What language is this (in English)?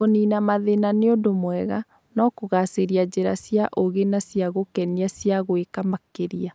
Kikuyu